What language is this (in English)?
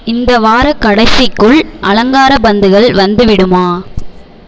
Tamil